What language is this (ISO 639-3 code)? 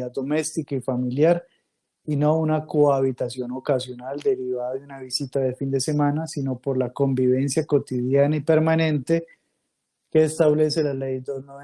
spa